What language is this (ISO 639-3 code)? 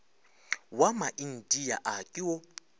nso